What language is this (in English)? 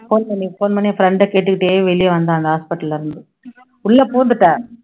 Tamil